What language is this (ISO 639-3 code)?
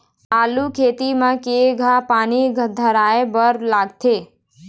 hne